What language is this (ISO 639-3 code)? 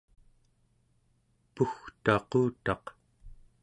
esu